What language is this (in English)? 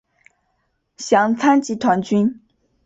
Chinese